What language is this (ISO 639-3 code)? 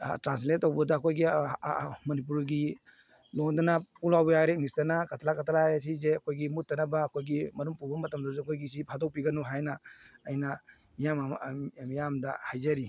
mni